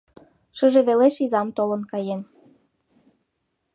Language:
Mari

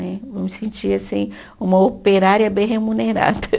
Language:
Portuguese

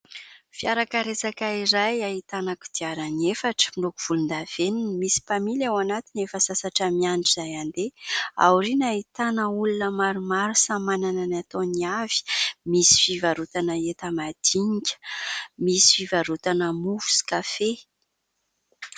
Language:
Malagasy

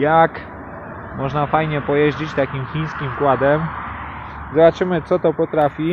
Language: Polish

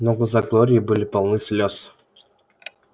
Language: Russian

